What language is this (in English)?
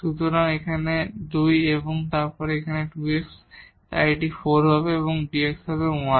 Bangla